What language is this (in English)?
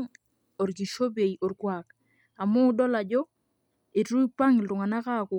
Masai